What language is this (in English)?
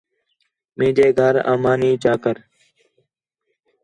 Khetrani